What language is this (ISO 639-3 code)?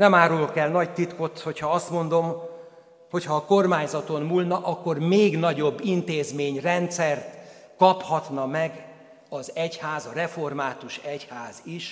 hun